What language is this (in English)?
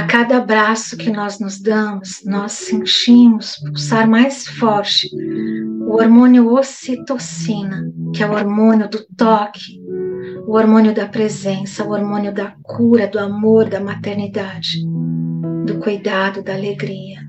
Portuguese